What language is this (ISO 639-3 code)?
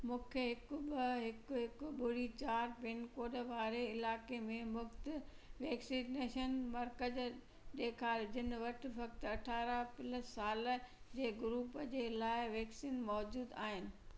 snd